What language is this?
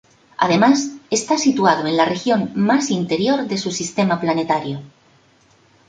Spanish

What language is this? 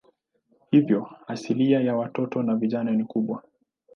Swahili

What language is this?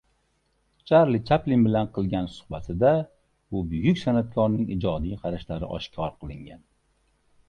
Uzbek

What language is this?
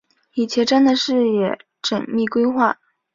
Chinese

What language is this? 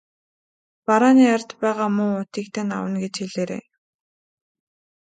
Mongolian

